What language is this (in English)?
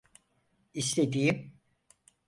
Turkish